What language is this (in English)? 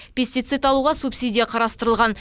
Kazakh